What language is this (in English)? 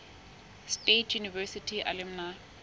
Southern Sotho